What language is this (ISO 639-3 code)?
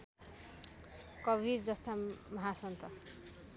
nep